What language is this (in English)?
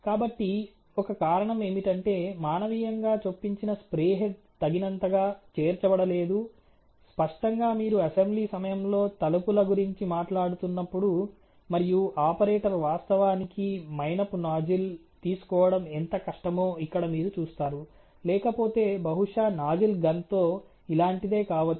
Telugu